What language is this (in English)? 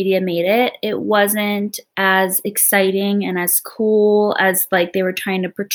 English